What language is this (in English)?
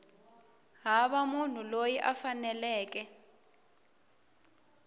Tsonga